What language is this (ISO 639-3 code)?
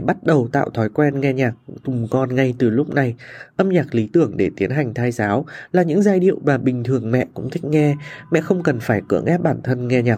vie